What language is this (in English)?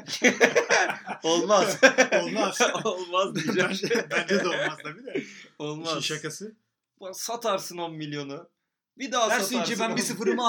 Turkish